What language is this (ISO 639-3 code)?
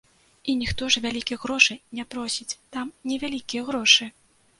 bel